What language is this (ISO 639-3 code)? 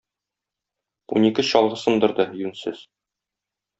tat